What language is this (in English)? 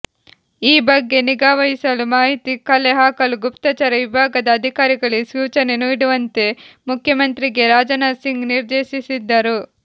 Kannada